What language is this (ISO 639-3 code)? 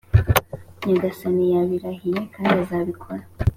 kin